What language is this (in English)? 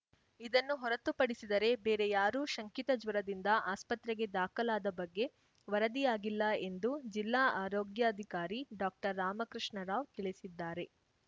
Kannada